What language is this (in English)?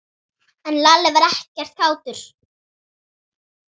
Icelandic